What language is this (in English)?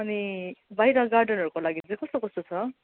Nepali